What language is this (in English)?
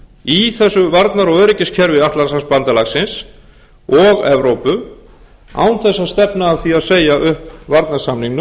Icelandic